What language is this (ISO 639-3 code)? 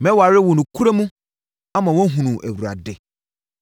aka